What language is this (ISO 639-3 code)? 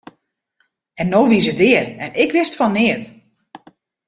fry